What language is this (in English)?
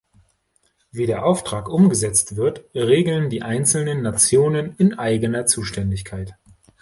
German